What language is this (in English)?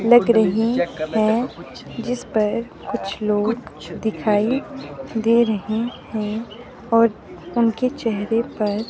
Hindi